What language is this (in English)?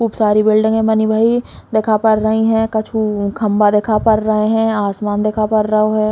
Bundeli